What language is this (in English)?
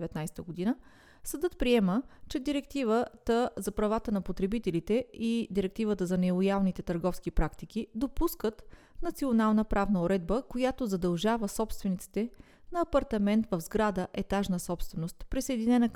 Bulgarian